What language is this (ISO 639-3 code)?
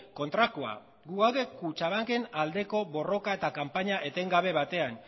eus